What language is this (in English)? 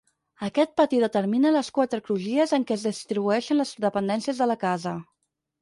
Catalan